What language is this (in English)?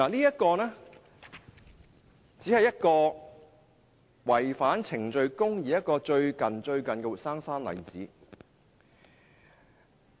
Cantonese